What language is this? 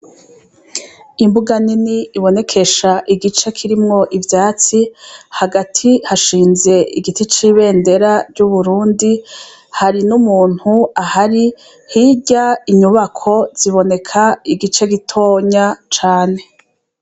Rundi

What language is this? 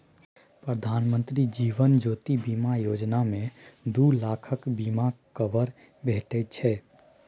Maithili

